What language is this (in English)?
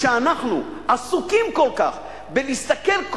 Hebrew